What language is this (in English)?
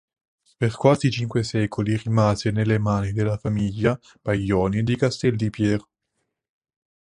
Italian